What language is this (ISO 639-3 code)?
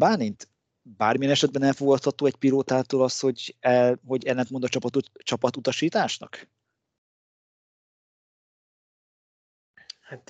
hun